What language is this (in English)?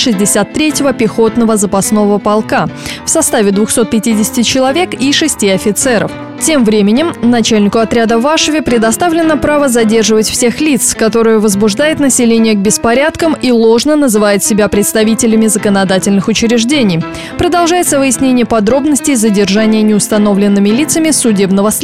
Russian